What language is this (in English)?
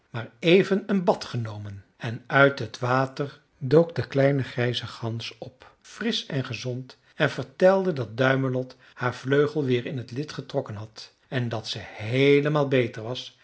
Dutch